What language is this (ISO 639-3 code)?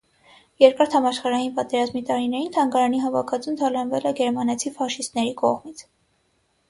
hye